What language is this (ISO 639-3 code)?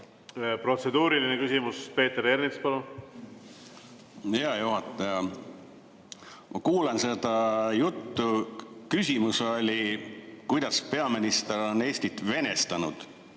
est